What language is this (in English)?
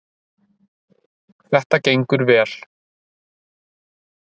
Icelandic